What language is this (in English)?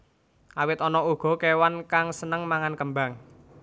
Javanese